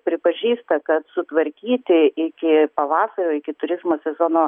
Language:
Lithuanian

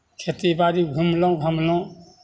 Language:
Maithili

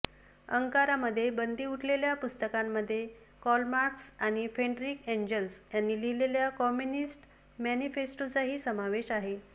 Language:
Marathi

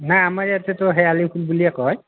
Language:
Assamese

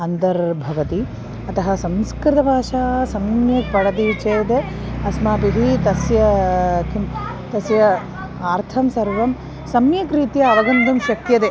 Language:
Sanskrit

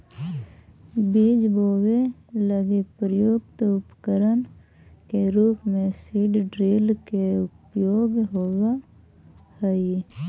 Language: Magahi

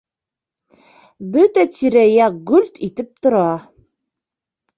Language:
Bashkir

